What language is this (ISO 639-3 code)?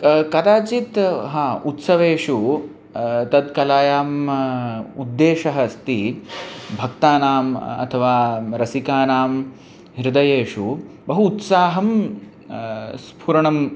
san